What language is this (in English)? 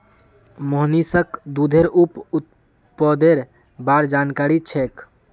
Magahi